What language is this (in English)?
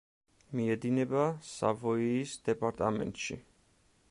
Georgian